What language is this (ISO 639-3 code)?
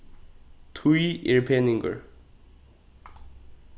fao